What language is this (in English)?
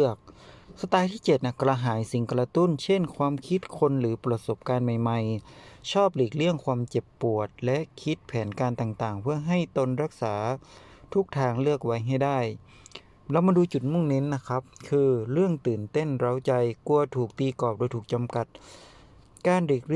Thai